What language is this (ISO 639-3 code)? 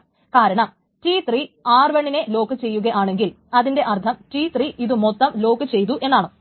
mal